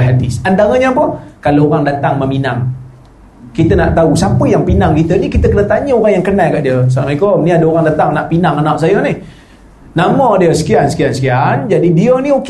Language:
Malay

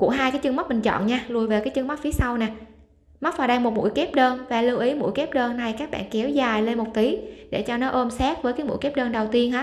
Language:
Vietnamese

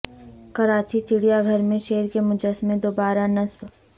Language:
Urdu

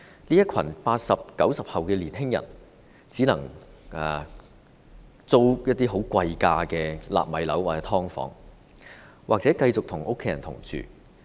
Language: Cantonese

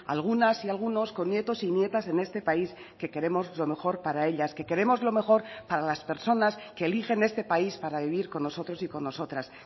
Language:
Spanish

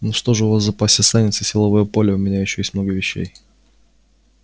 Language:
Russian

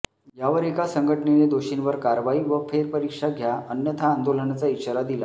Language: Marathi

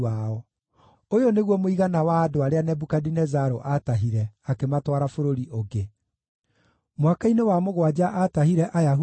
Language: Kikuyu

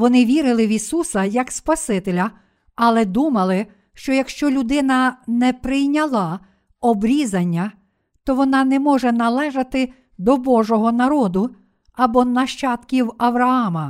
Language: Ukrainian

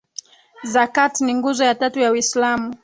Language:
Swahili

